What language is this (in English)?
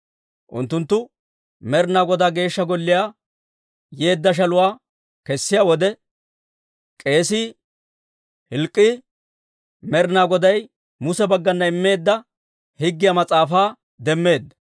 Dawro